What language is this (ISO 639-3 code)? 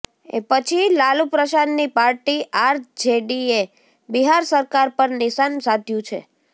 guj